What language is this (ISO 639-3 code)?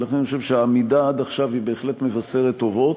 heb